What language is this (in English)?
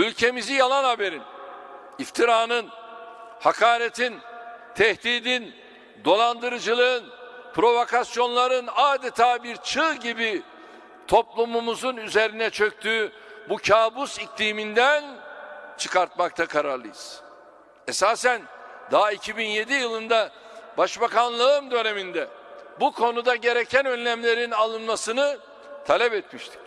Turkish